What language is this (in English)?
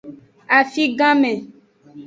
Aja (Benin)